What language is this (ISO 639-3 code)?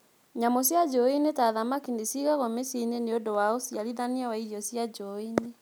kik